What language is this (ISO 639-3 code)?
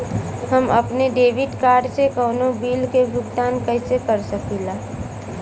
bho